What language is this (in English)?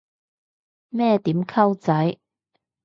Cantonese